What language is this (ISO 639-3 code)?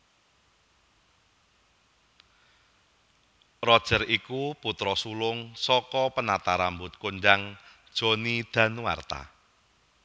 jav